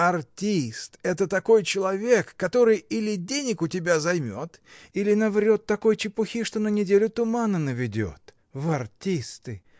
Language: Russian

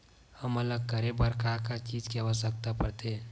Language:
Chhattisgarhi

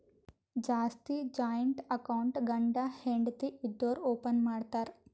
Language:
Kannada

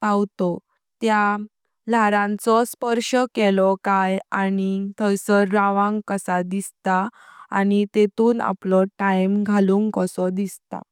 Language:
Konkani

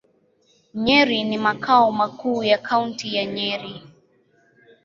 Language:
Swahili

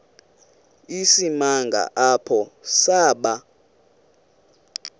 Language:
Xhosa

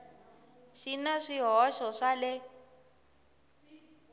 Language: Tsonga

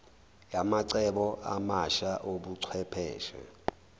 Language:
Zulu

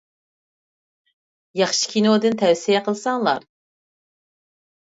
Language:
Uyghur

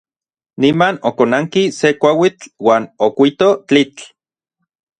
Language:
Orizaba Nahuatl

